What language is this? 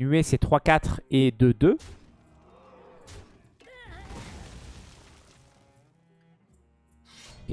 French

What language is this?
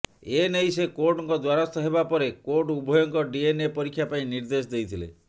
Odia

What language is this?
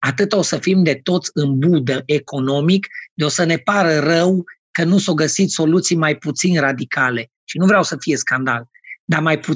Romanian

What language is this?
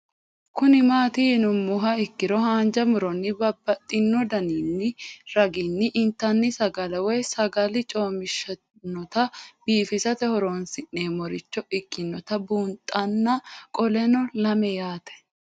Sidamo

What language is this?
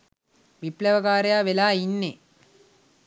Sinhala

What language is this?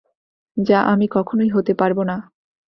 Bangla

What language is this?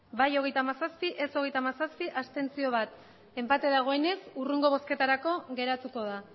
Basque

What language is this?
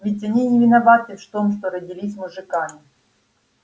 Russian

